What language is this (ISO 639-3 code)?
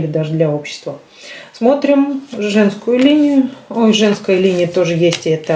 rus